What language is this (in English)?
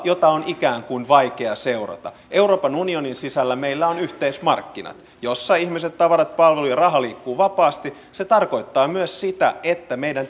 Finnish